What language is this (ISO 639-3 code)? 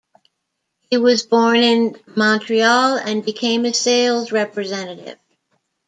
eng